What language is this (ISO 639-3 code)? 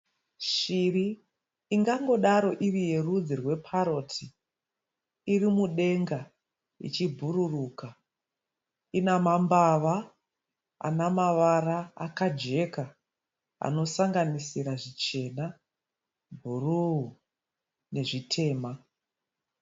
sna